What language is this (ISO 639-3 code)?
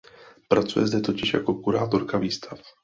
ces